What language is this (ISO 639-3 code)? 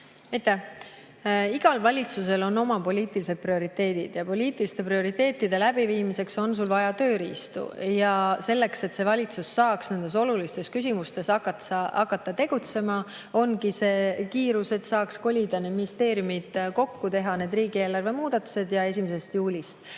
est